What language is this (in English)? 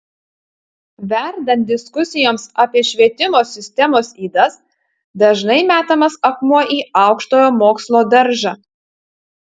Lithuanian